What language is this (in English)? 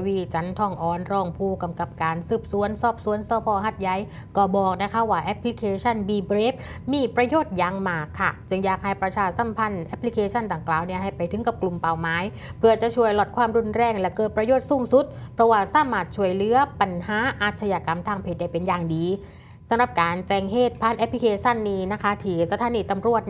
Thai